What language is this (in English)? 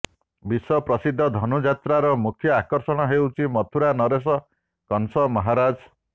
Odia